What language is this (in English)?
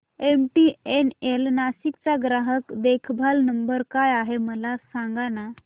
Marathi